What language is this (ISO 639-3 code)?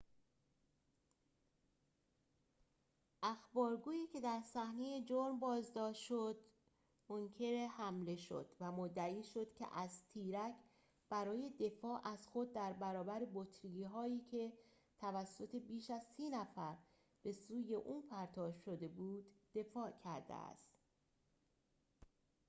fas